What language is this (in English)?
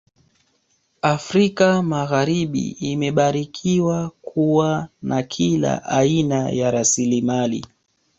Swahili